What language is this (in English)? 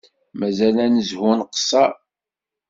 Kabyle